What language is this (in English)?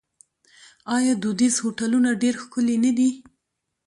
Pashto